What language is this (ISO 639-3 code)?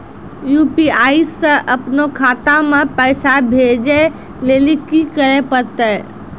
mai